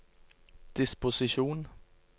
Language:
Norwegian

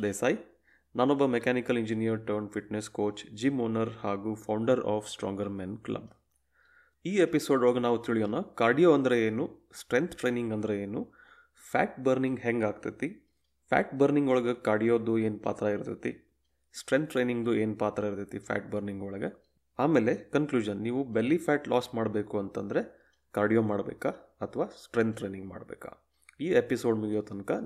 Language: Kannada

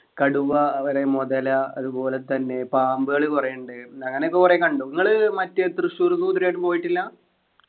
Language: Malayalam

